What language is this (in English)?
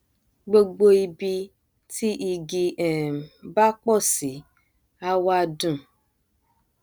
Yoruba